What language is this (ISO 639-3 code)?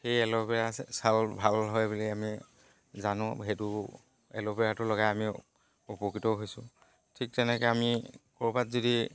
asm